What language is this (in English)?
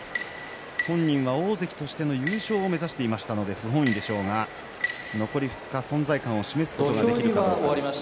Japanese